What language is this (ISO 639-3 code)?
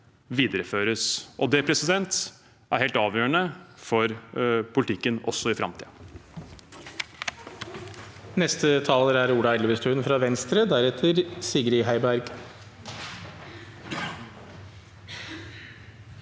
nor